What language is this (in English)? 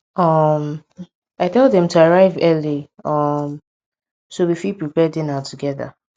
Nigerian Pidgin